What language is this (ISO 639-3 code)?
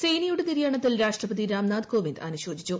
mal